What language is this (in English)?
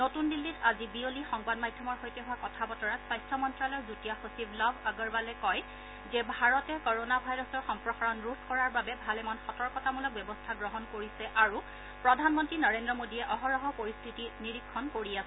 Assamese